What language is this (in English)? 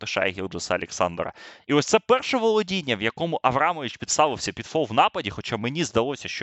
Ukrainian